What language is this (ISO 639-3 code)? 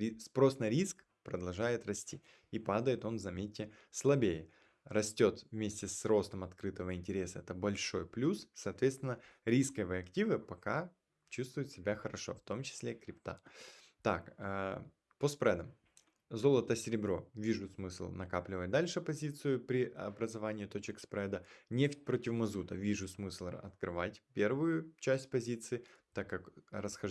rus